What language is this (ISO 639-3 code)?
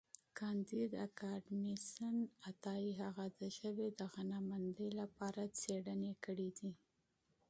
pus